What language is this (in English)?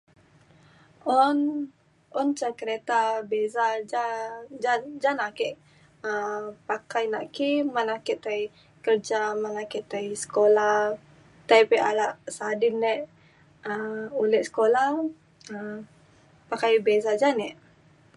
Mainstream Kenyah